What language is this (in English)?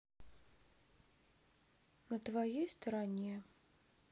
Russian